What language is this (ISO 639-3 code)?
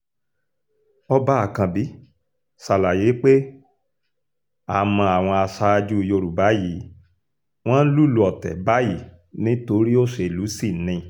yor